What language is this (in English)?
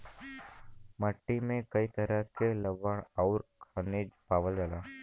Bhojpuri